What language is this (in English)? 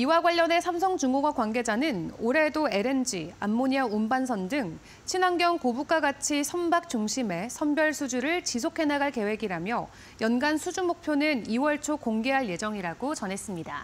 Korean